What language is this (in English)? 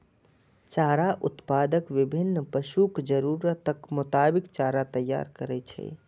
Maithili